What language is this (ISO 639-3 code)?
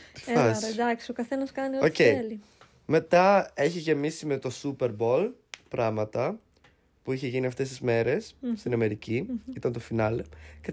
ell